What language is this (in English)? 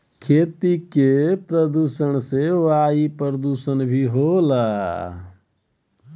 Bhojpuri